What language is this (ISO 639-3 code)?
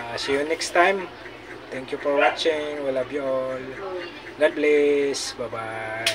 fil